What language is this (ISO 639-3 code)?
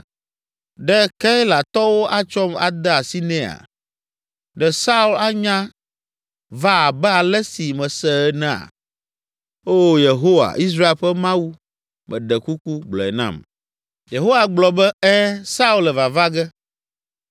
ewe